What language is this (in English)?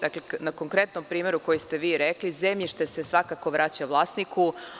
Serbian